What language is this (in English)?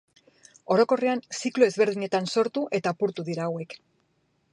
Basque